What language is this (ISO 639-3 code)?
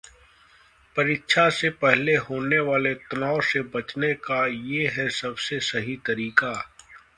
hin